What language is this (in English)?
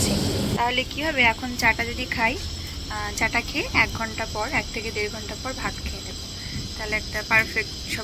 Bangla